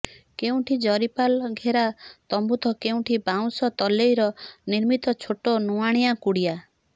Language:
Odia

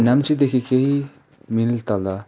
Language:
Nepali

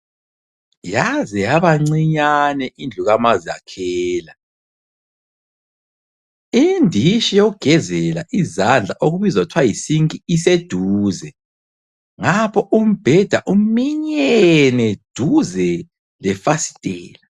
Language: North Ndebele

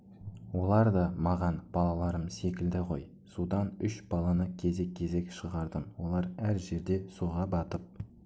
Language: Kazakh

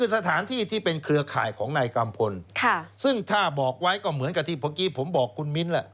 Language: Thai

